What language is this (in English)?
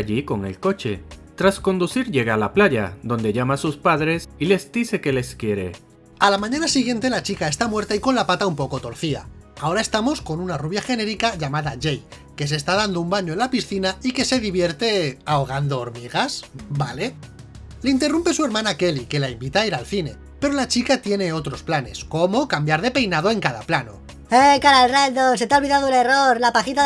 Spanish